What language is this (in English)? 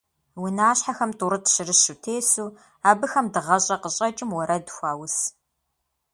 Kabardian